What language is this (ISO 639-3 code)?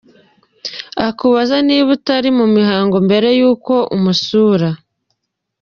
kin